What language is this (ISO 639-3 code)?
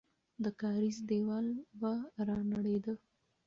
pus